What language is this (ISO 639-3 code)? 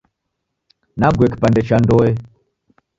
dav